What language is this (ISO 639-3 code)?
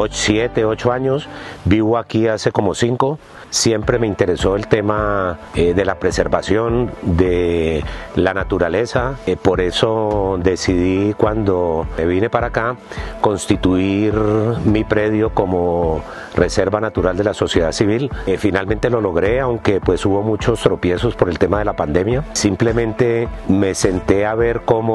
spa